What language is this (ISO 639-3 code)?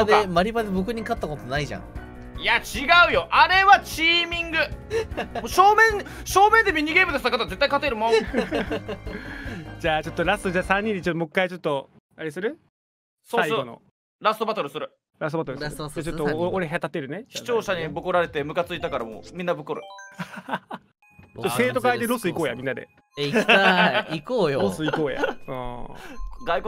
jpn